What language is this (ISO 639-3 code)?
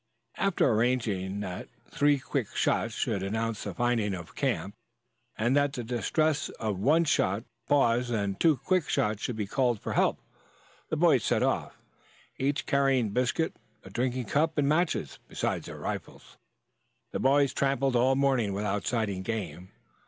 eng